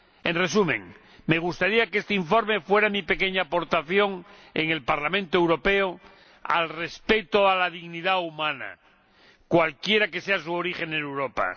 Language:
Spanish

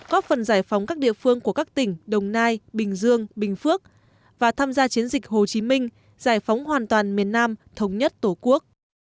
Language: Vietnamese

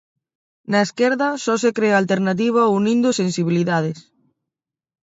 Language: Galician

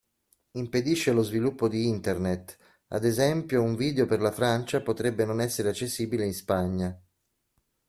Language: Italian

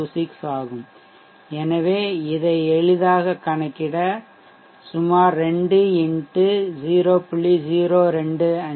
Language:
Tamil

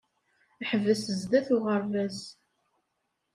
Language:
Kabyle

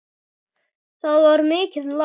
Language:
Icelandic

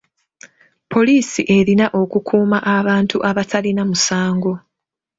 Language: Ganda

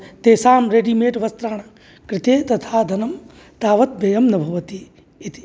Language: Sanskrit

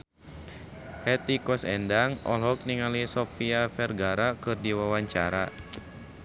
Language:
Sundanese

